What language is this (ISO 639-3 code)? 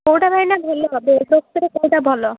ori